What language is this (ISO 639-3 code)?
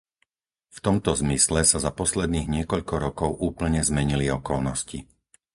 slk